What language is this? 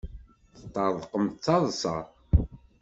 Kabyle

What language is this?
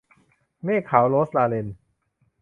Thai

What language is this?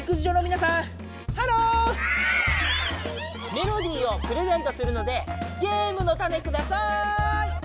Japanese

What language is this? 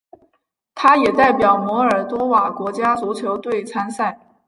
Chinese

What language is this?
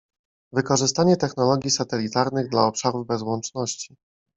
Polish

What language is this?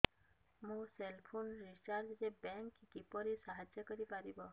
Odia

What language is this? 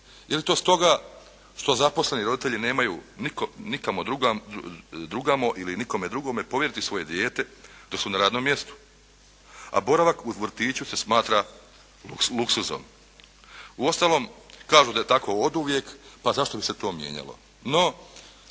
Croatian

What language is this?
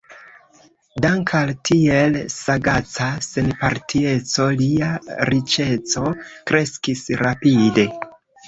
Esperanto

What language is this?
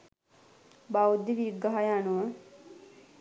Sinhala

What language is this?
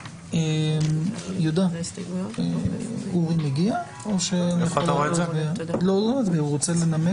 Hebrew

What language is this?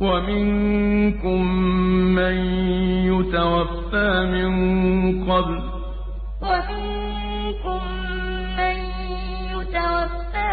Arabic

